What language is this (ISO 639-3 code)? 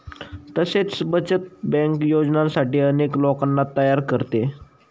mar